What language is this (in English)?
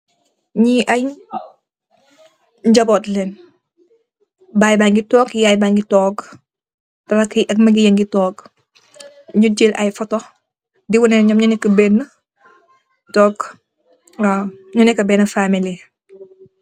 Wolof